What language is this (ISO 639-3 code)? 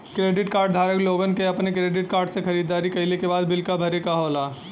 bho